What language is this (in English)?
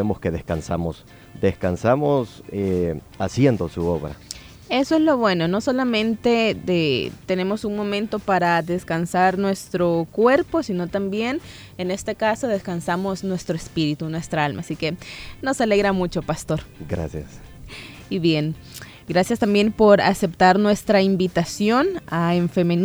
Spanish